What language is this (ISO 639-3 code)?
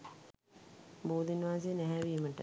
sin